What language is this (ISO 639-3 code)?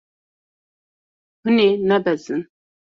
kur